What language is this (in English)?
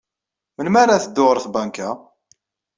Kabyle